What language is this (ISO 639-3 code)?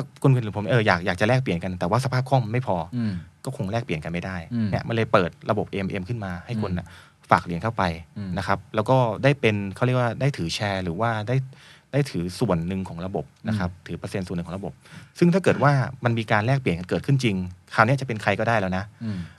tha